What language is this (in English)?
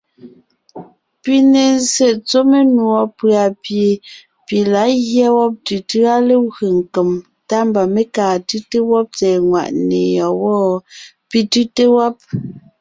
Ngiemboon